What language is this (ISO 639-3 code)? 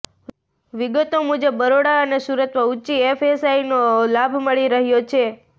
guj